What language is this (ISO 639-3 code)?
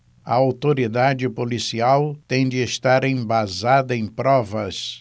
por